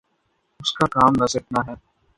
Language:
Urdu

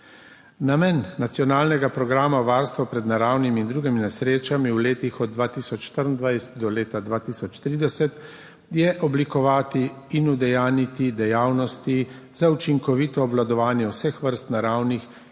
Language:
Slovenian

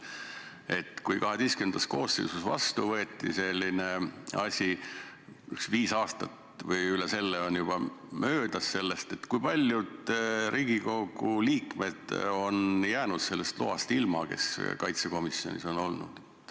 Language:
Estonian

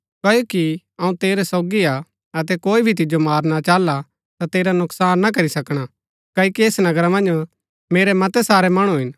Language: Gaddi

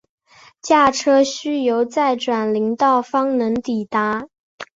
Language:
Chinese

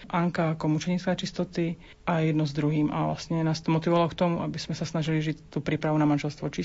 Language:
Slovak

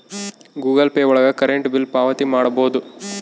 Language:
Kannada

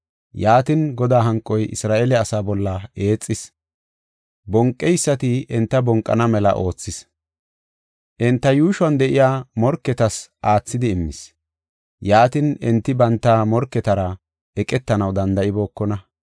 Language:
Gofa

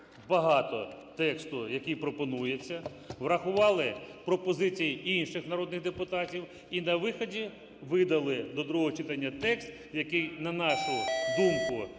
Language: Ukrainian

